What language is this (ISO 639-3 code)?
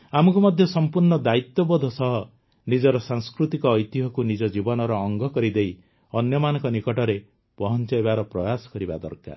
ori